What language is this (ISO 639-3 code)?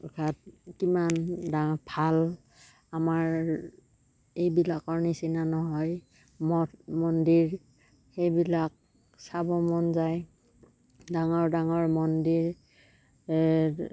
asm